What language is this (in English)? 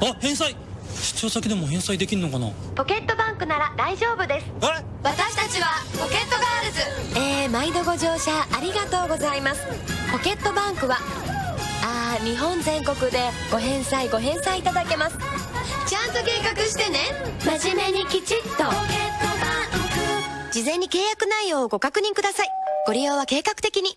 Japanese